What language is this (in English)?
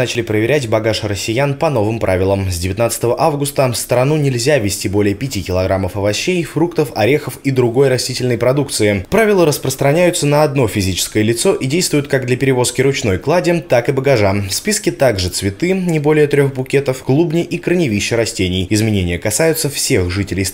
Russian